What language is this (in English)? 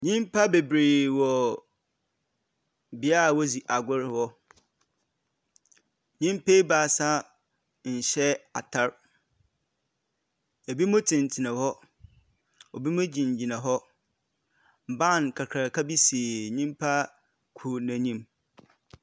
Akan